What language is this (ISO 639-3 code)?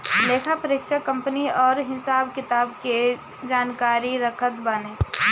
bho